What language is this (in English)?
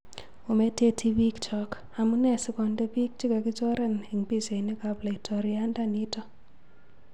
Kalenjin